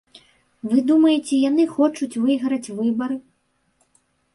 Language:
Belarusian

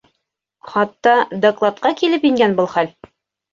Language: Bashkir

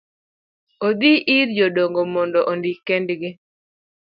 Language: Luo (Kenya and Tanzania)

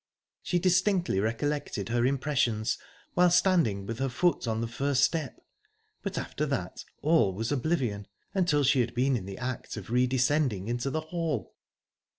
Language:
English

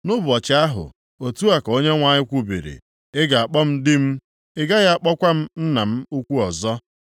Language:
Igbo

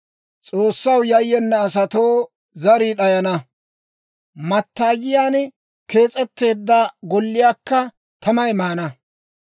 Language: Dawro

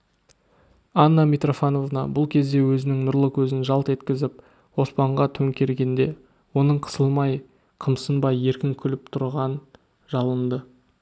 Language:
Kazakh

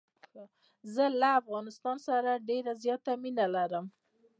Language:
Pashto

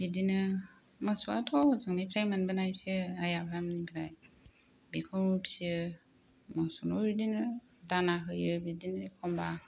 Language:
Bodo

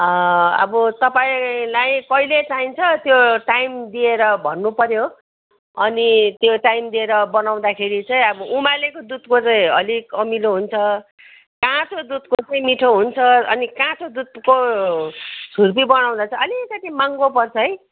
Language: Nepali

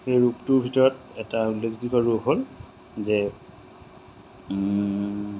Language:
Assamese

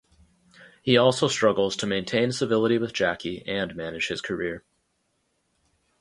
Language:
English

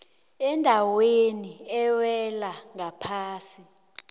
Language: South Ndebele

